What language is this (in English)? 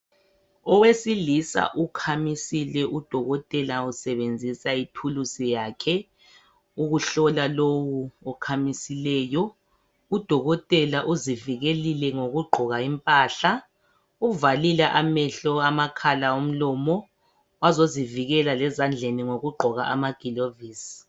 North Ndebele